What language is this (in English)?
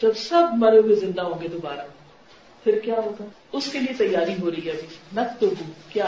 Urdu